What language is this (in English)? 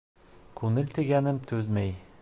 Bashkir